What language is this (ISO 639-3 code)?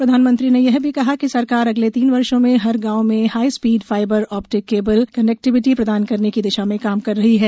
hin